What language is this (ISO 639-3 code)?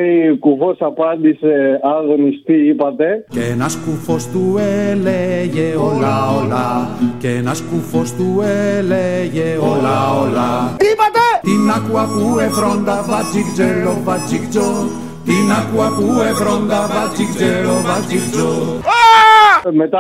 ell